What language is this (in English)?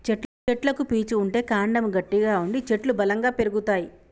Telugu